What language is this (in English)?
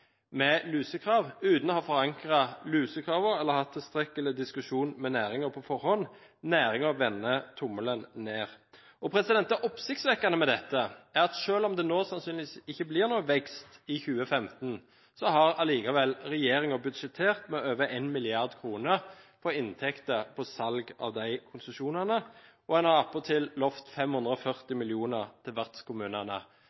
Norwegian Bokmål